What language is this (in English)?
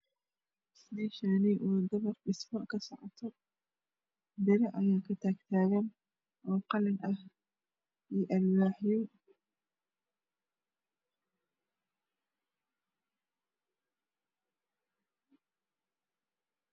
Somali